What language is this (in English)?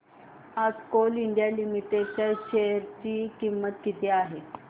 Marathi